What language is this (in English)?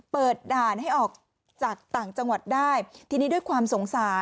Thai